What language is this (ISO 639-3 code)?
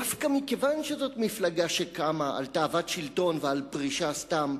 heb